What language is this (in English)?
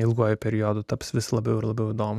Lithuanian